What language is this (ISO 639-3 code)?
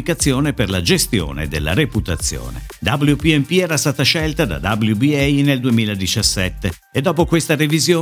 ita